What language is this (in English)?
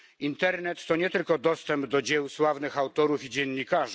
Polish